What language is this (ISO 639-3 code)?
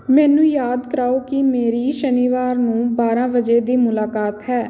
pan